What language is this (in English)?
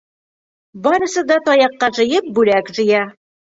Bashkir